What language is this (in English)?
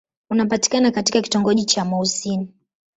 Swahili